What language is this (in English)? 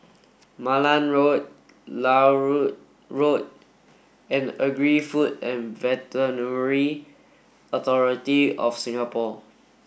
English